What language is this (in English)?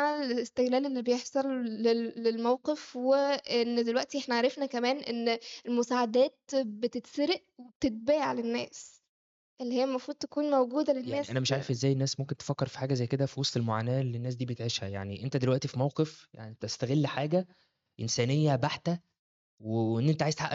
Arabic